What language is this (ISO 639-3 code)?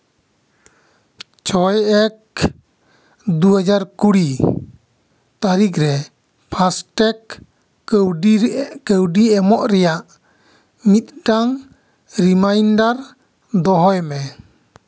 sat